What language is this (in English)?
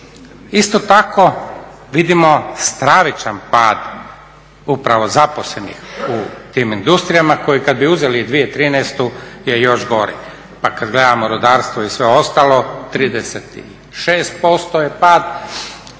Croatian